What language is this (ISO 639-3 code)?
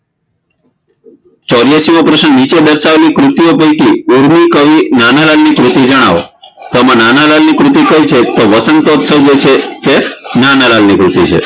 guj